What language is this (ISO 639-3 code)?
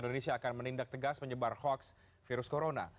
ind